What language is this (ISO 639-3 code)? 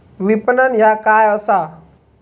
mar